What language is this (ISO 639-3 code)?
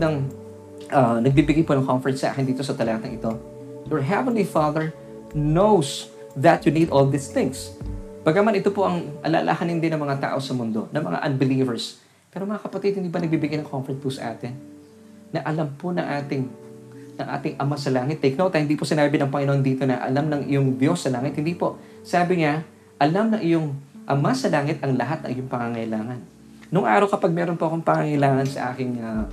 fil